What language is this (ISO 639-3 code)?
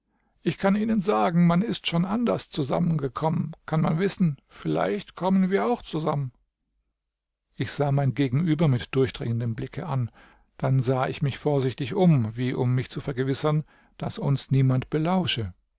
deu